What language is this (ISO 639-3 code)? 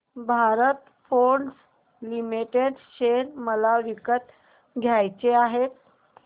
mar